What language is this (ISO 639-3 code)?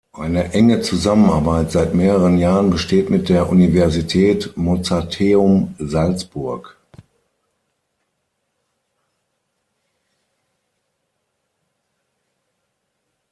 deu